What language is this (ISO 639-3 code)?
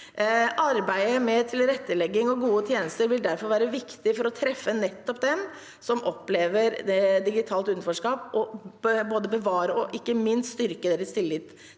nor